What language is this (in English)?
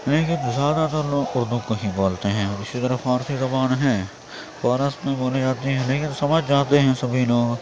Urdu